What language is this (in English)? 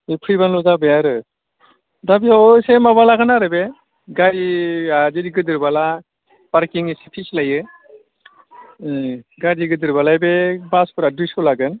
Bodo